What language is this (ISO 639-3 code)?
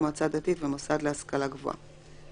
heb